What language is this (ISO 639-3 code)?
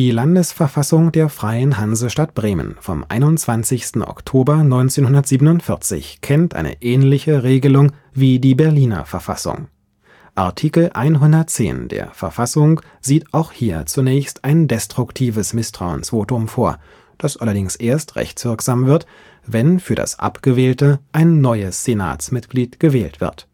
deu